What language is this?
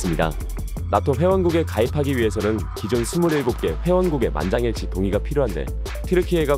Korean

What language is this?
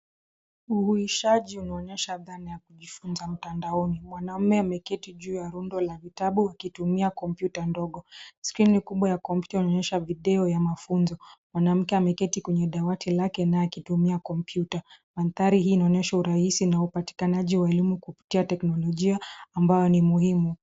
Swahili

